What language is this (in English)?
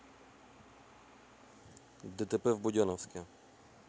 Russian